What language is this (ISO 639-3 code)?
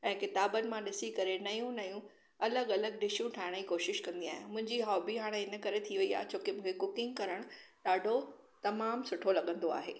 snd